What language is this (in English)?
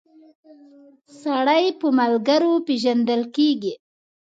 Pashto